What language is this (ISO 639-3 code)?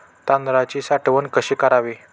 mar